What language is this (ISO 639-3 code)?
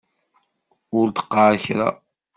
kab